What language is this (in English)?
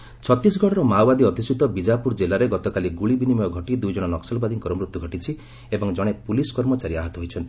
Odia